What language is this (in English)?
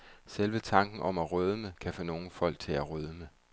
Danish